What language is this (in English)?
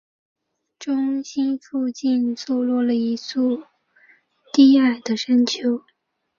Chinese